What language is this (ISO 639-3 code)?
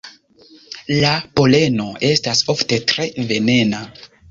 epo